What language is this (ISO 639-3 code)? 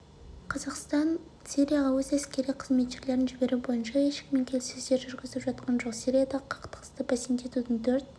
kaz